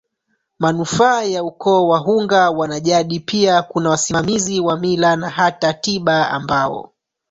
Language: Swahili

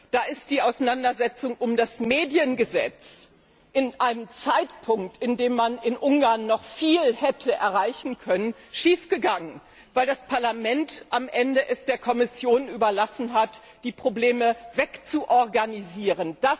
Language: German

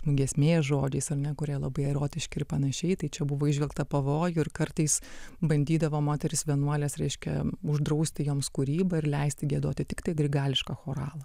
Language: Lithuanian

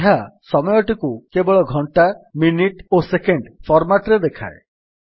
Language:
Odia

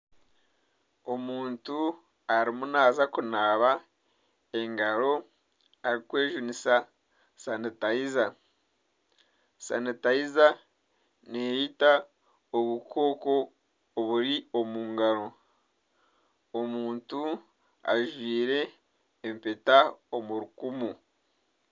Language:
Nyankole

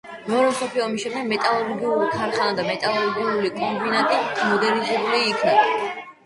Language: Georgian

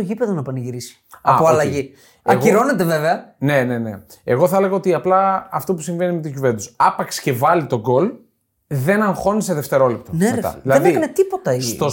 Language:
Greek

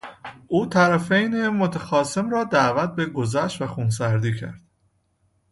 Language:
Persian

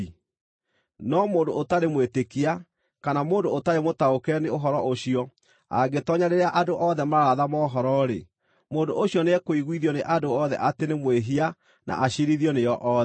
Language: Kikuyu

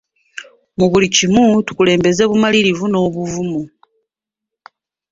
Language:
Ganda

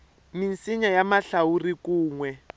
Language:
Tsonga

